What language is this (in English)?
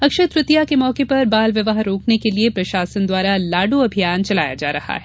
Hindi